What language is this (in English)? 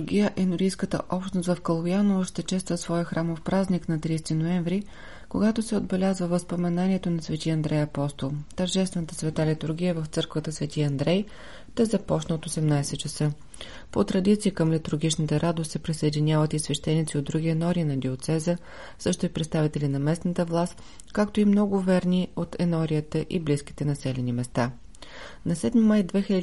Bulgarian